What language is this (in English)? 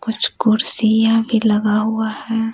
Hindi